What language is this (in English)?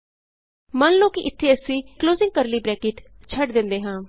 Punjabi